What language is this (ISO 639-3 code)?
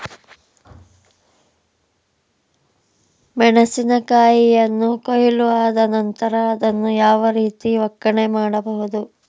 kan